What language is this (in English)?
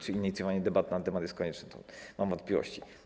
Polish